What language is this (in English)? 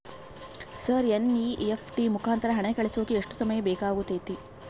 Kannada